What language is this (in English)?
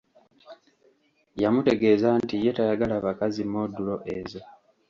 Ganda